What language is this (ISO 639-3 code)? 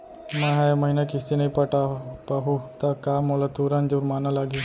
hne